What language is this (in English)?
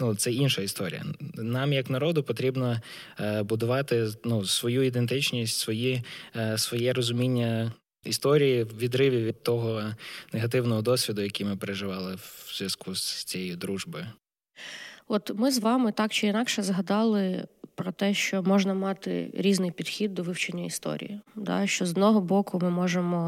Ukrainian